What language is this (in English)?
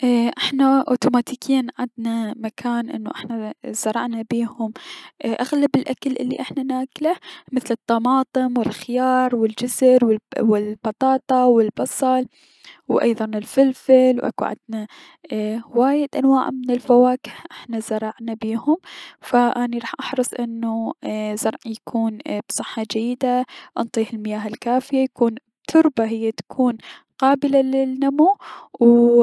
Mesopotamian Arabic